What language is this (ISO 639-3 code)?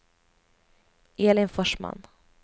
swe